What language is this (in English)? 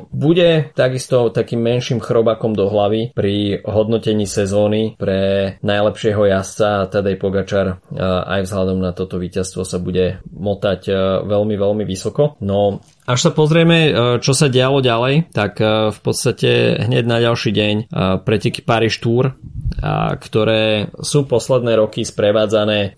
Slovak